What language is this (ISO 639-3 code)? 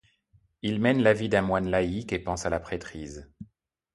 fra